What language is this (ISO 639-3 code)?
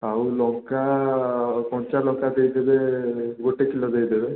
ori